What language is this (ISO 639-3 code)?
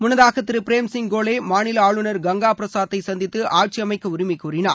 tam